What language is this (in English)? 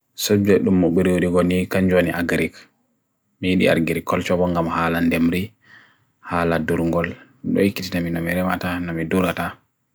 Bagirmi Fulfulde